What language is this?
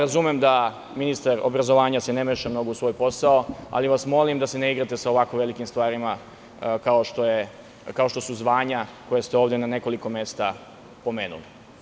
Serbian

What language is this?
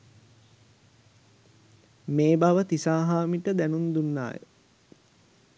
Sinhala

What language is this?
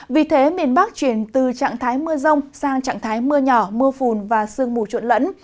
Vietnamese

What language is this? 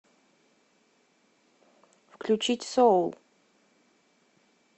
Russian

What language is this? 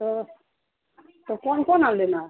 Urdu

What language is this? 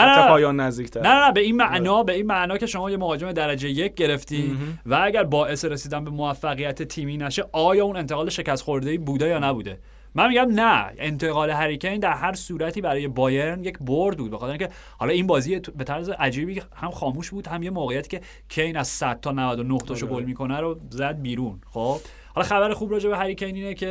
Persian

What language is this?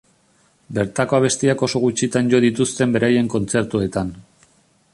Basque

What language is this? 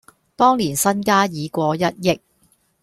Cantonese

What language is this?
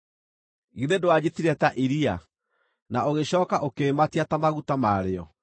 Kikuyu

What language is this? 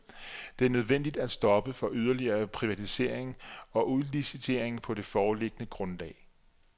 Danish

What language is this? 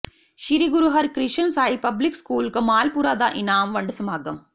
Punjabi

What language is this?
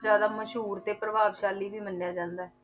Punjabi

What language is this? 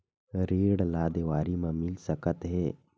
Chhattisgarhi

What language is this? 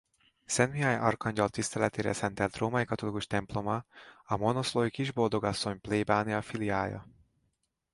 Hungarian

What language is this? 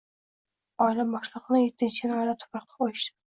Uzbek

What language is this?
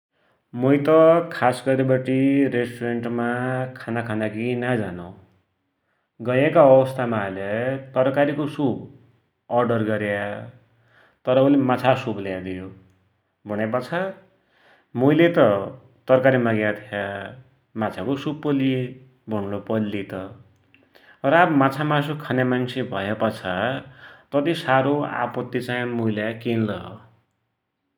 Dotyali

